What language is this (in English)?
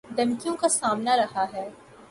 Urdu